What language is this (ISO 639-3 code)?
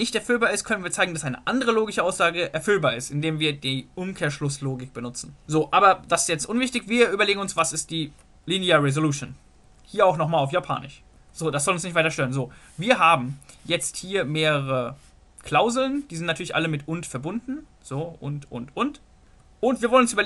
deu